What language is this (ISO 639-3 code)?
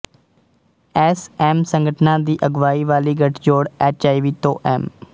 pan